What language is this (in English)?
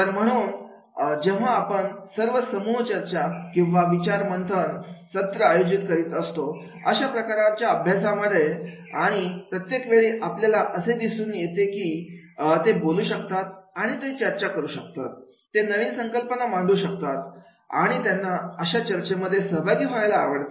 Marathi